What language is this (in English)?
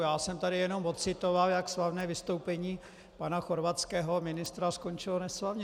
Czech